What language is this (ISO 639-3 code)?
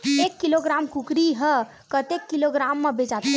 hne